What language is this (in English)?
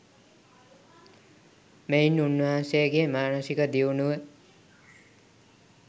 Sinhala